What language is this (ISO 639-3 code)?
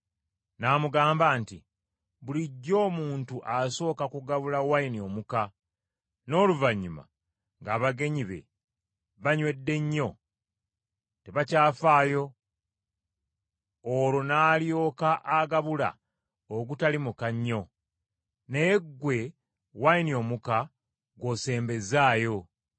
lug